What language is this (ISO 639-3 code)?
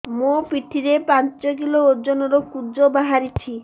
ori